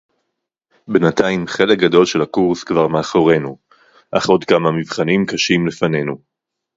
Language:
Hebrew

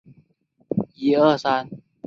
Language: Chinese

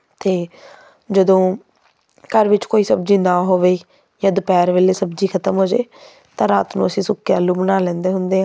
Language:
Punjabi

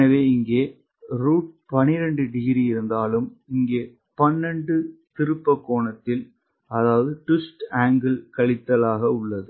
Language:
Tamil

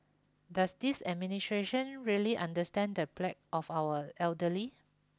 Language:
English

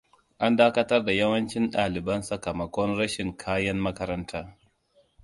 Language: Hausa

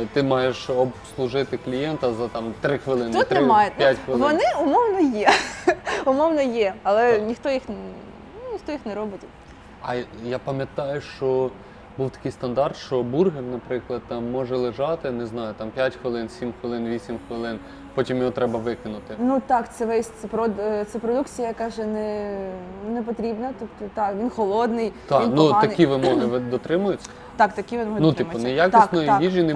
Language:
Ukrainian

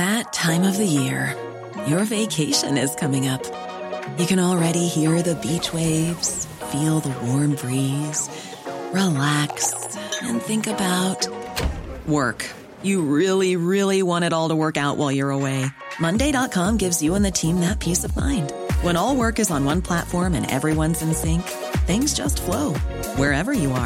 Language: Persian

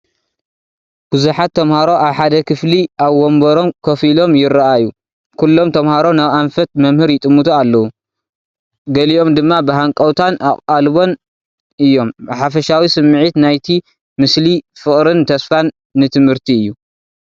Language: Tigrinya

